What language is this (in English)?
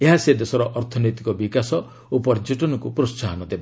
Odia